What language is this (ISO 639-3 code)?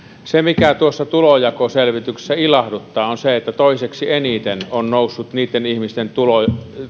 fin